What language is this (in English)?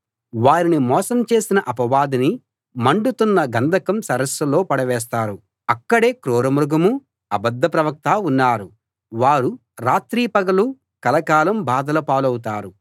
Telugu